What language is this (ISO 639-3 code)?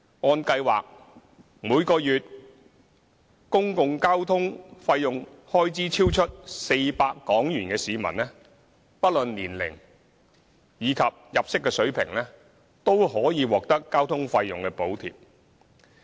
yue